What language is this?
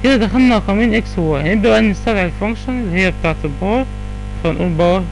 Arabic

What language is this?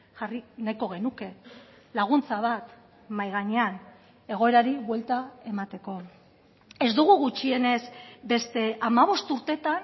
Basque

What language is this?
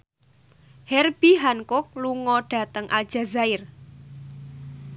Javanese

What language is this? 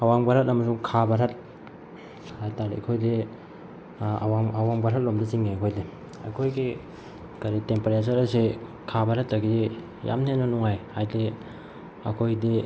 Manipuri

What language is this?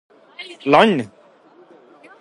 Norwegian Bokmål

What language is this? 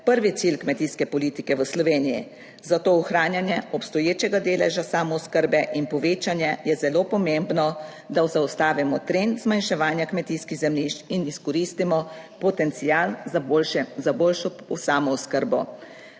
Slovenian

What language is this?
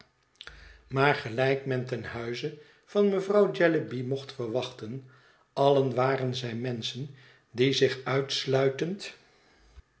Dutch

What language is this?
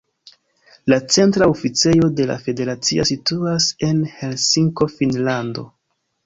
Esperanto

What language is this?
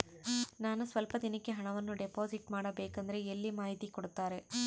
Kannada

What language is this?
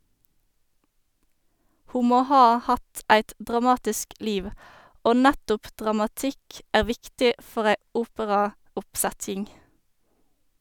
Norwegian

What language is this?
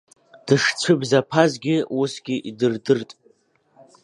Abkhazian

